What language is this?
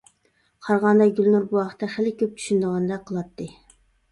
Uyghur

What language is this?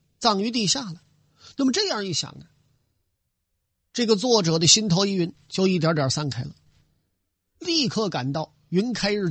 Chinese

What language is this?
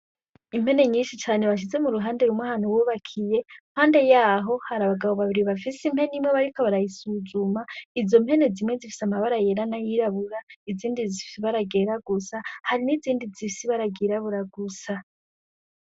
Rundi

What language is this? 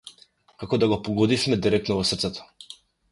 Macedonian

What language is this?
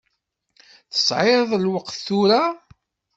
Kabyle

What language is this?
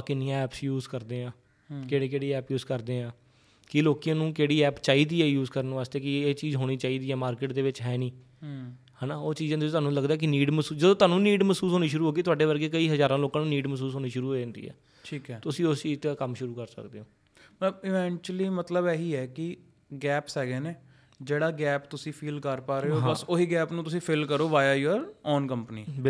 Punjabi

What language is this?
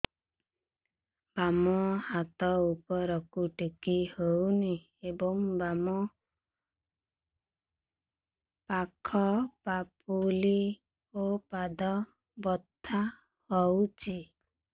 Odia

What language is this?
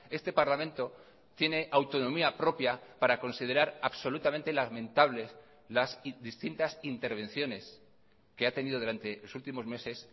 Spanish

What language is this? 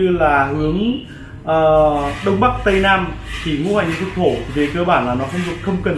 Vietnamese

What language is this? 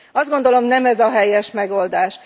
Hungarian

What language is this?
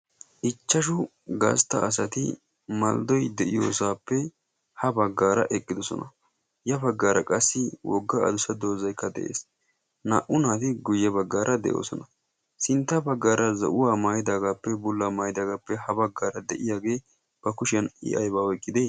Wolaytta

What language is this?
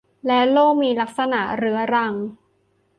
Thai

